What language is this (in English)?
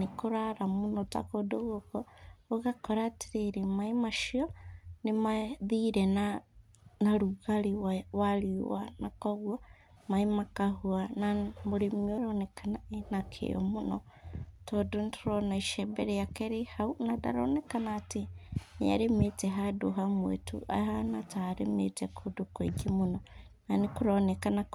Kikuyu